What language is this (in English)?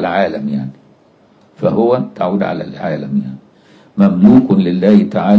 Arabic